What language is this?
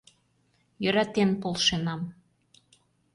Mari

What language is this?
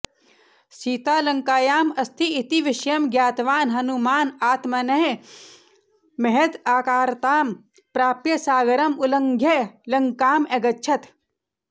Sanskrit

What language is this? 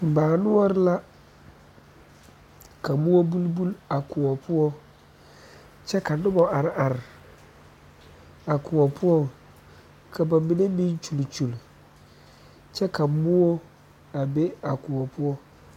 Southern Dagaare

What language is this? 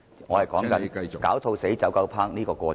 Cantonese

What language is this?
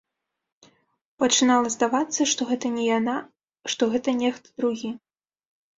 Belarusian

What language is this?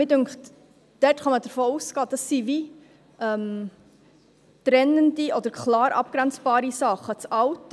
Swiss German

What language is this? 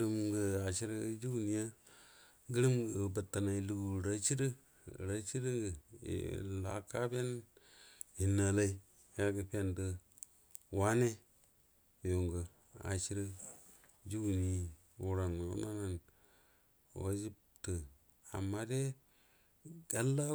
Buduma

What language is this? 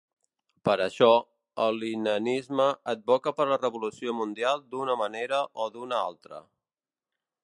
Catalan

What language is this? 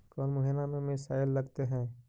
Magahi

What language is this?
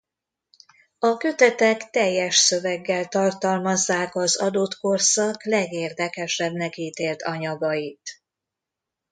Hungarian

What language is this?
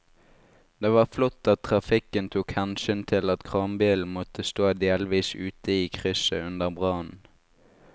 Norwegian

